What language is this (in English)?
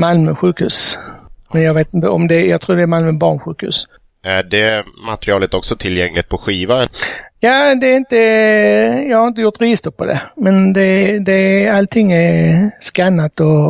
Swedish